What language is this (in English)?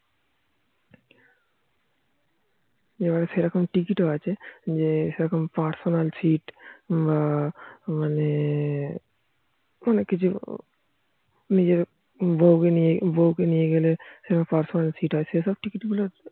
Bangla